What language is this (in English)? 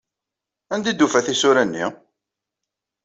Kabyle